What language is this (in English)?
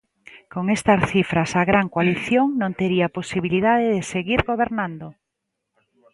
Galician